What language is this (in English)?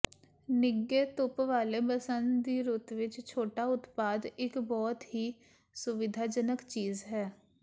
Punjabi